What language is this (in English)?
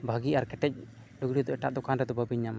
Santali